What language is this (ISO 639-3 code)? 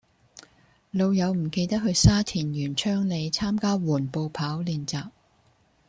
yue